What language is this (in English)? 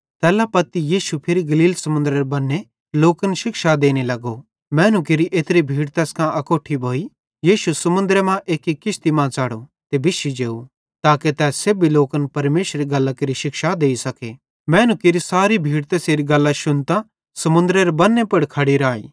Bhadrawahi